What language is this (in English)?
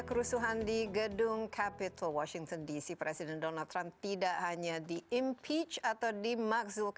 Indonesian